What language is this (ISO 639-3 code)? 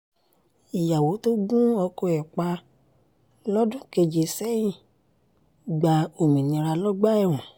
yor